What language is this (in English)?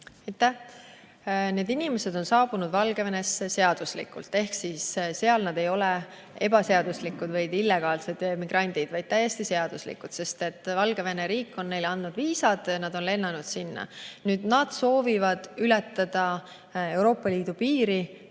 Estonian